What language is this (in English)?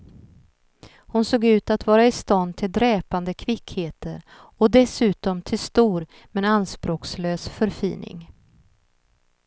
Swedish